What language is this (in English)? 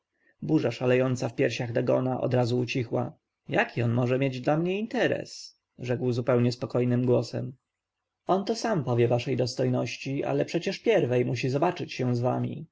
Polish